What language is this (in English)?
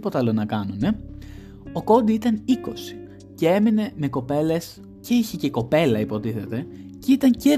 Greek